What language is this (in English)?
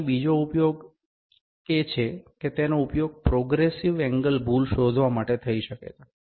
Gujarati